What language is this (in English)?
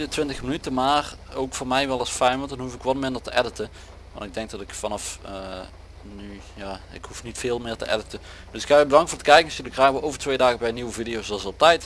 Dutch